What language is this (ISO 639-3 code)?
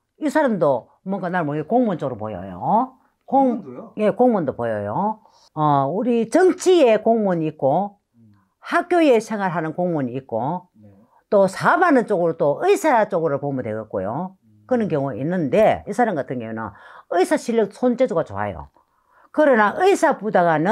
kor